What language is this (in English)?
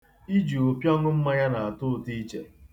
Igbo